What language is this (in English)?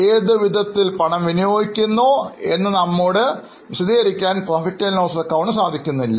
Malayalam